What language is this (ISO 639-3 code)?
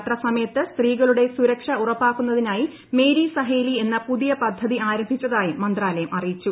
mal